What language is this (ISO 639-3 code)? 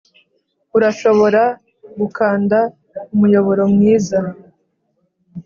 kin